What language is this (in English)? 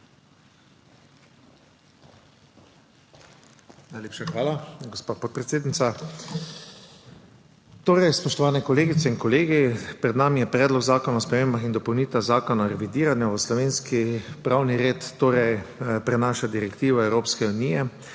Slovenian